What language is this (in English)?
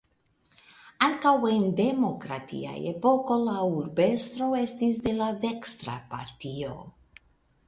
Esperanto